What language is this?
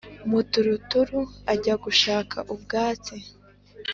Kinyarwanda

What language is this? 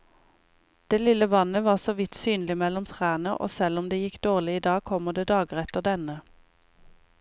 Norwegian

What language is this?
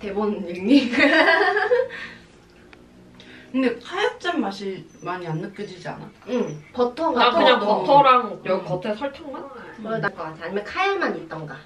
Korean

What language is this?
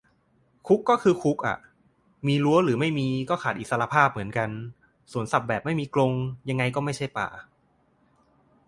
Thai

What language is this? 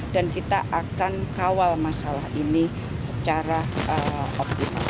Indonesian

